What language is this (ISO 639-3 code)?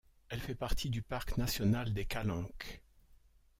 fra